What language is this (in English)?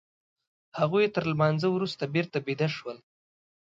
Pashto